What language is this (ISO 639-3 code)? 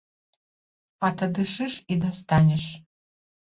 bel